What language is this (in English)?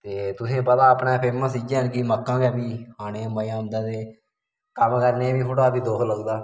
Dogri